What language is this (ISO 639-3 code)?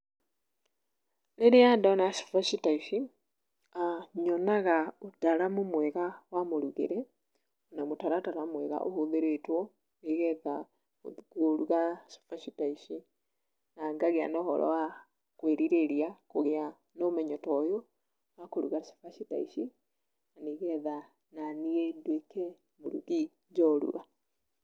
kik